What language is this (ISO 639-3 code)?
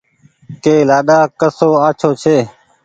gig